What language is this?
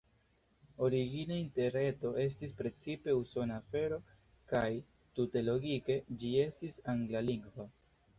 Esperanto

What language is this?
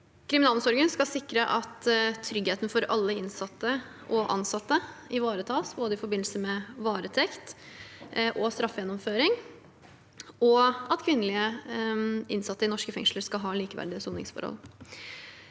Norwegian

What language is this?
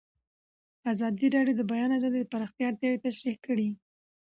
Pashto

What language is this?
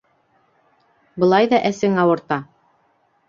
Bashkir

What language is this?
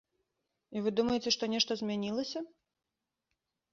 Belarusian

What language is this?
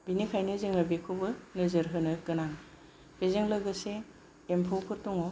Bodo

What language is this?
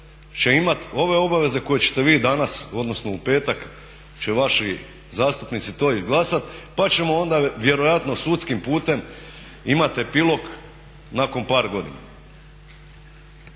Croatian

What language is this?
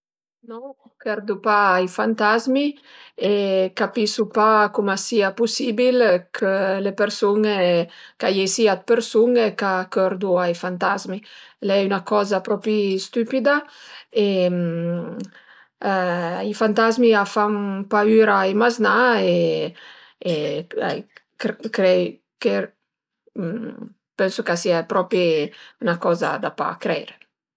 Piedmontese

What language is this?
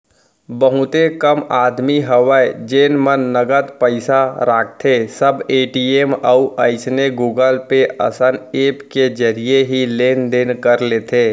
Chhattisgarhi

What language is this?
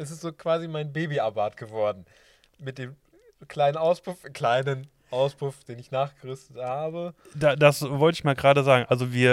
German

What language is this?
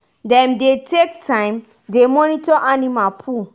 Nigerian Pidgin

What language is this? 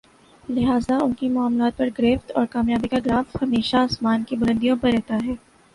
Urdu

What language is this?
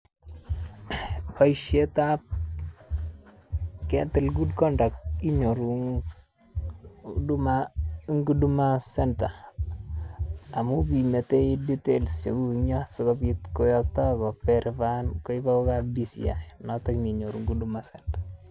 Kalenjin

